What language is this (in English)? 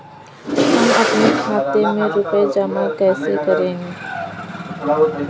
Hindi